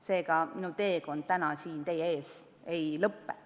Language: Estonian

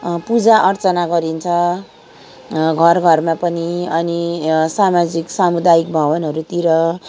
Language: Nepali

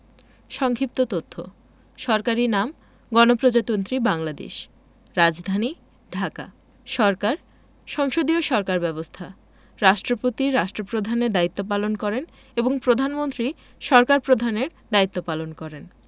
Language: Bangla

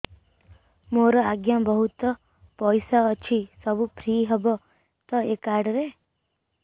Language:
Odia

